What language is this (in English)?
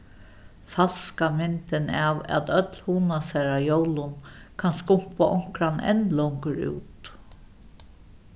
Faroese